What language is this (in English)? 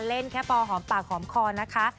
Thai